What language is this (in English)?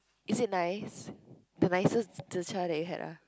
English